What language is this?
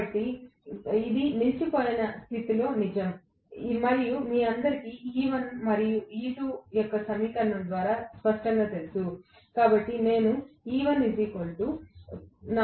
Telugu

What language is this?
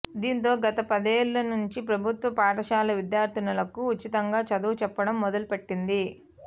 Telugu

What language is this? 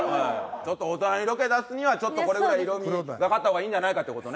Japanese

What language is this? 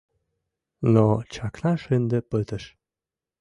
Mari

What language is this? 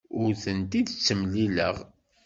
Kabyle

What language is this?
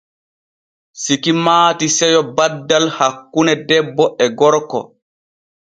Borgu Fulfulde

